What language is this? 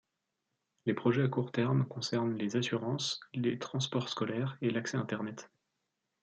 French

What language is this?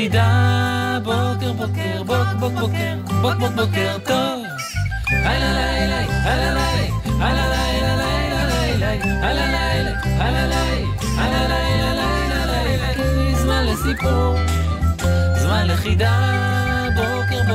Hebrew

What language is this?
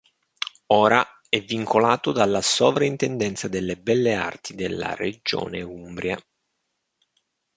Italian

